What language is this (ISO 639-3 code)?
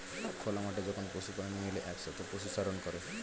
ben